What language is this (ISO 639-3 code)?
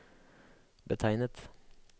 nor